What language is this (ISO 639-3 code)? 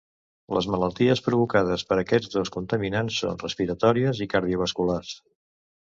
cat